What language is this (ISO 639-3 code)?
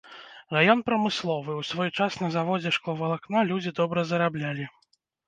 bel